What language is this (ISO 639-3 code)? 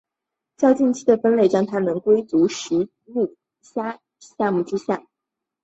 zho